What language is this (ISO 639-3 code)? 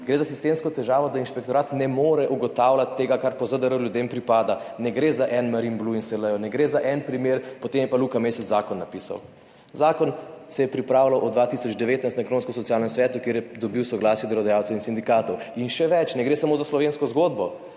slv